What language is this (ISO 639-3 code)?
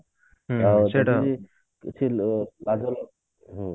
ori